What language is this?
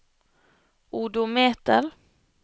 Norwegian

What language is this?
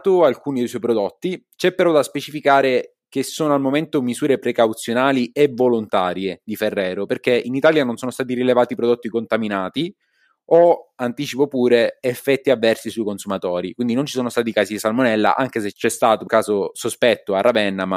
Italian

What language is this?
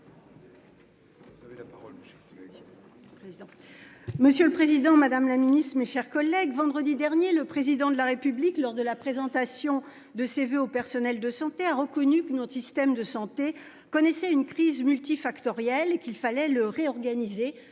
French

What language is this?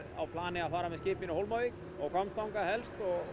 Icelandic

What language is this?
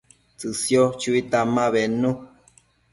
Matsés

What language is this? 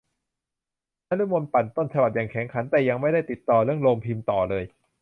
Thai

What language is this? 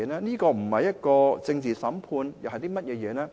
Cantonese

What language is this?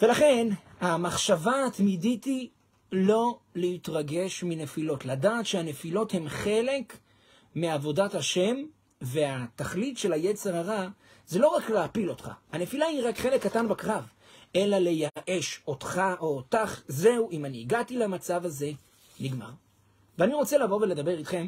Hebrew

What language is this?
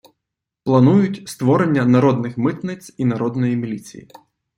Ukrainian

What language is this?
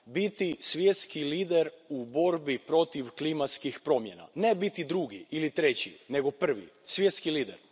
Croatian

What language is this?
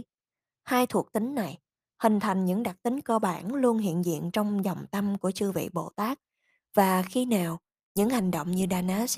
Vietnamese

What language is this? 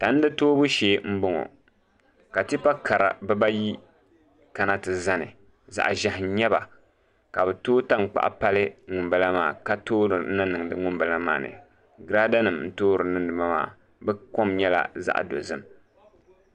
Dagbani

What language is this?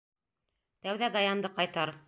Bashkir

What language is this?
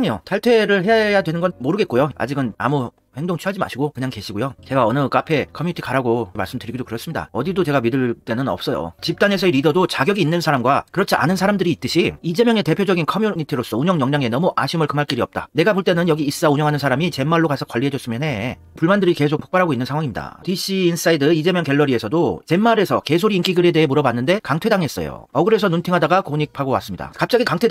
Korean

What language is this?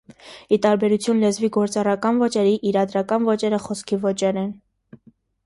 Armenian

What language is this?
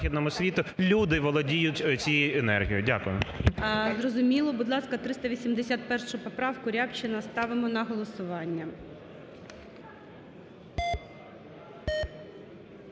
Ukrainian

